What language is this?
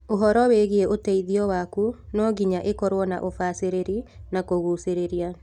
Kikuyu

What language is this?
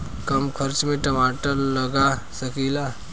Bhojpuri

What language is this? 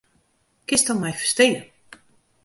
Western Frisian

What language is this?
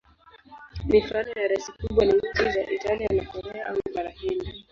Swahili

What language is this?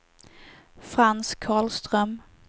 Swedish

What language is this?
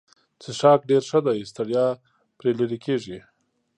Pashto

